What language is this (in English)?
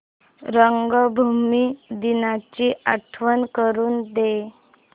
Marathi